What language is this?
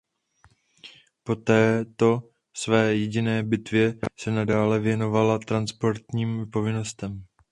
Czech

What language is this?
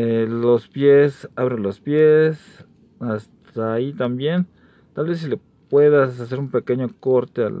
Spanish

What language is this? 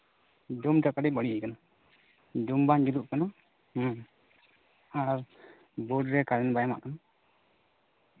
Santali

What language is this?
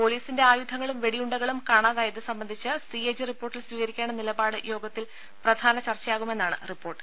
Malayalam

